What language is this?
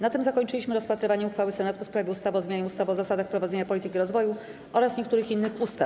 Polish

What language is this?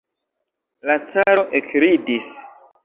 Esperanto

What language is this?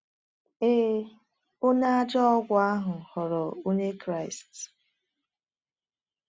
Igbo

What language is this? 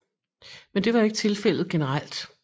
Danish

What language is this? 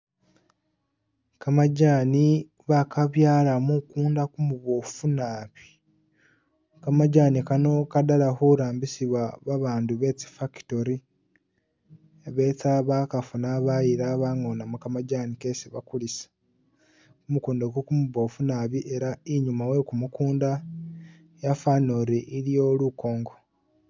Masaaba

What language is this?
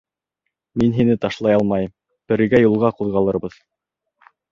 Bashkir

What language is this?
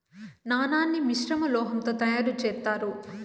Telugu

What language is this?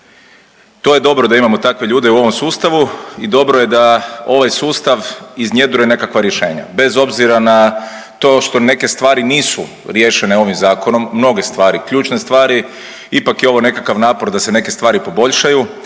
Croatian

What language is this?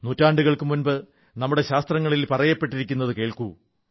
Malayalam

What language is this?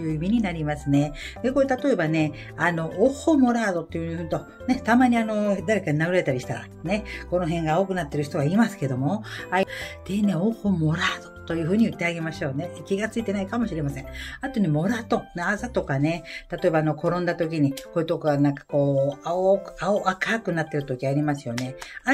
Japanese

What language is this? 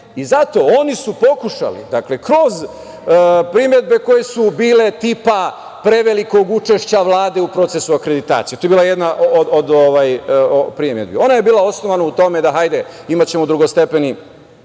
Serbian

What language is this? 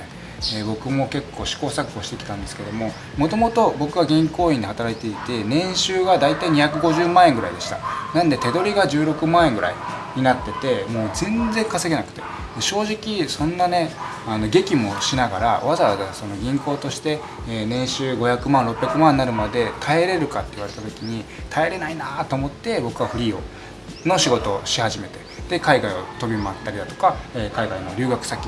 Japanese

